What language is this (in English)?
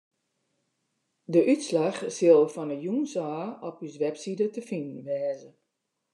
Western Frisian